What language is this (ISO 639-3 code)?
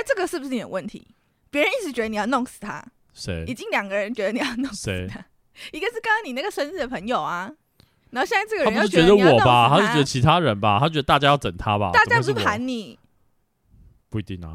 zho